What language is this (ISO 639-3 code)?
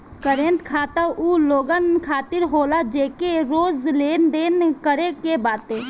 bho